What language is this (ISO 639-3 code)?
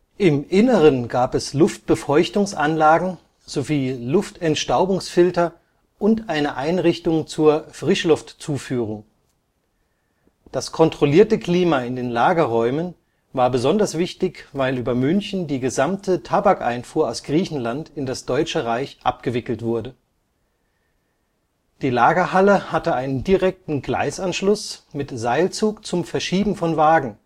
deu